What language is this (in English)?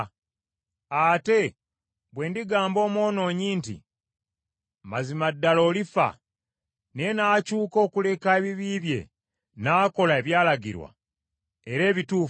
Ganda